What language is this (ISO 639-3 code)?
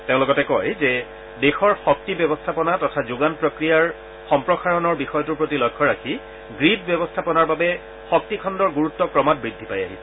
asm